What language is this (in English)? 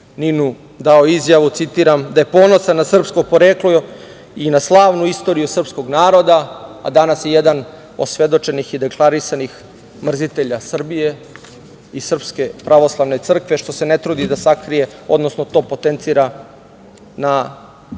Serbian